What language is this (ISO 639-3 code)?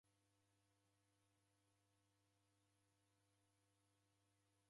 dav